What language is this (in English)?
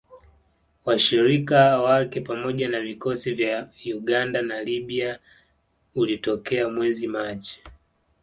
Swahili